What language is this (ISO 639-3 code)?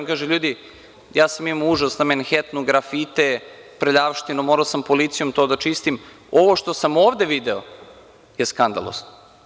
srp